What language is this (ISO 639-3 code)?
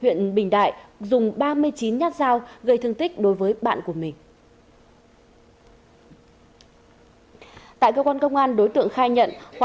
vie